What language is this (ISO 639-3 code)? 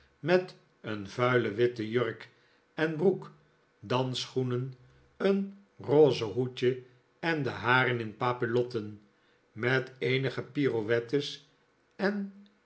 nld